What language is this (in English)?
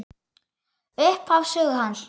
Icelandic